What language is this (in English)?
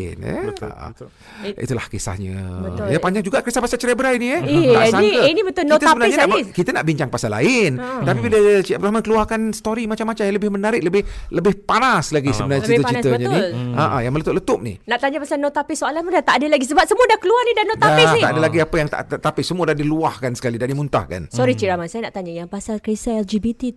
Malay